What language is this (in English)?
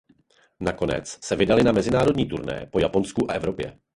Czech